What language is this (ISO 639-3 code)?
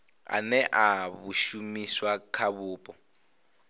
ven